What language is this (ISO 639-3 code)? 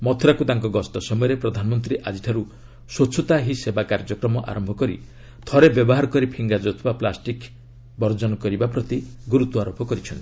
ori